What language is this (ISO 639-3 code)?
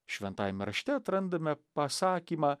lit